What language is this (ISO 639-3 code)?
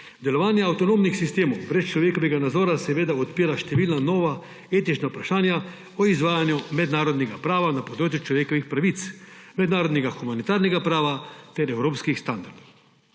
slv